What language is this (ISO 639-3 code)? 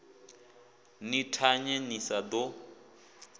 ven